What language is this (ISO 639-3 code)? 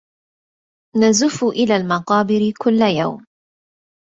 ara